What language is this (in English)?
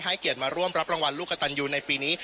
Thai